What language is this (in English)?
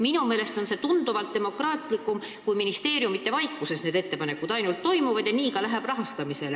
Estonian